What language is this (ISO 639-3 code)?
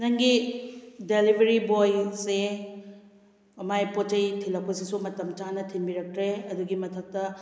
mni